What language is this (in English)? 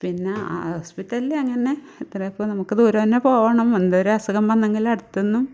Malayalam